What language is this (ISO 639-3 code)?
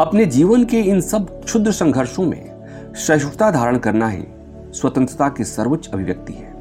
hin